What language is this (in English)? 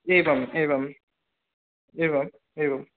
Sanskrit